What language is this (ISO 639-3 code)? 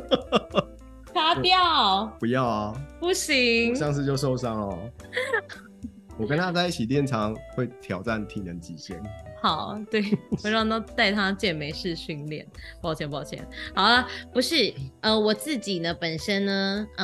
zho